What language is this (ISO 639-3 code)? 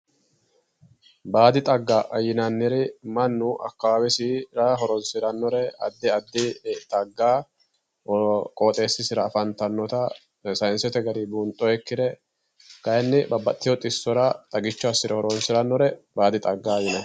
sid